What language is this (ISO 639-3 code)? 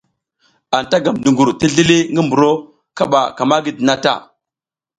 giz